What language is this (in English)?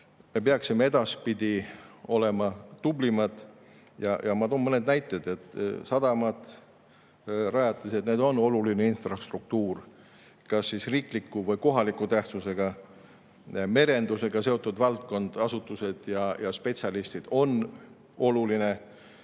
Estonian